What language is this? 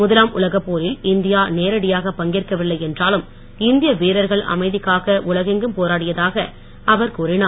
Tamil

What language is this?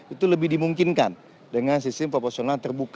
Indonesian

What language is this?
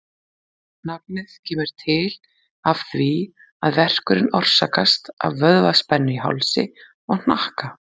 Icelandic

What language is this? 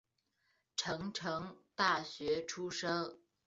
Chinese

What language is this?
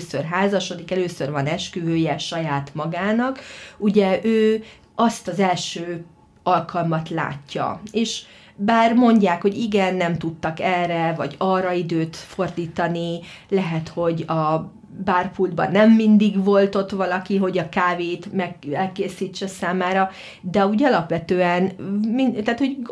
Hungarian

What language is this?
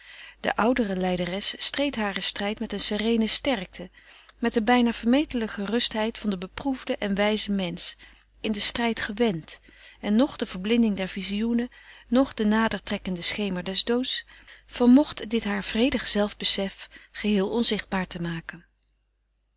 Dutch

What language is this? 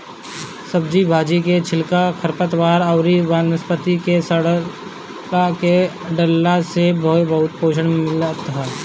Bhojpuri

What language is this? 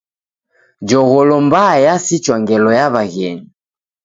Taita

